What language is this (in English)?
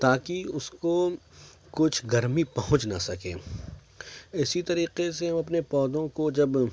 Urdu